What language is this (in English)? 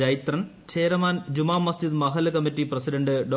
Malayalam